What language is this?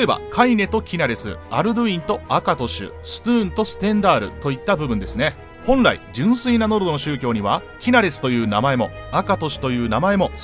Japanese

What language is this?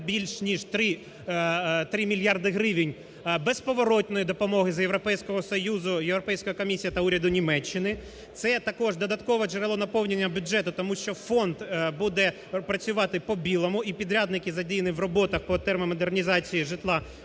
Ukrainian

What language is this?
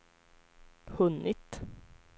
Swedish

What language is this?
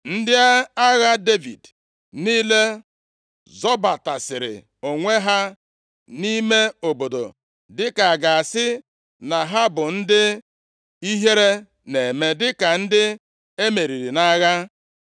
Igbo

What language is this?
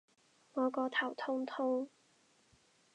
Cantonese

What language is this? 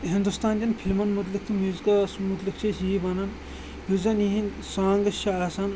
Kashmiri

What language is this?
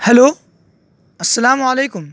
Urdu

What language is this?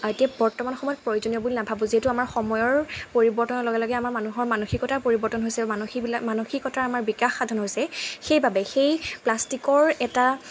Assamese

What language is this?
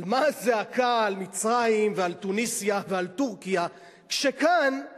Hebrew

